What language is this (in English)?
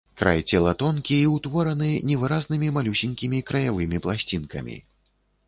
Belarusian